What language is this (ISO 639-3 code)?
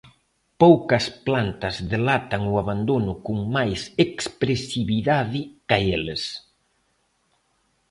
glg